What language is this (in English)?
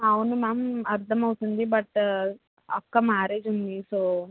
Telugu